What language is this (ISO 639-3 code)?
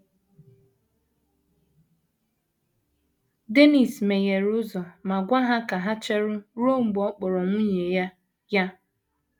ibo